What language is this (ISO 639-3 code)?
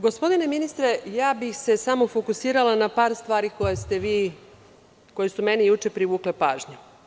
srp